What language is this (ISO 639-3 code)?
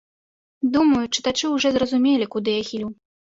bel